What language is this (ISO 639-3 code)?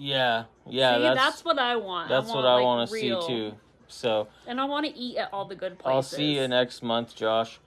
eng